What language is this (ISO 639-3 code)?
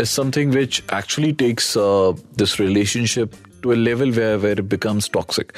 hin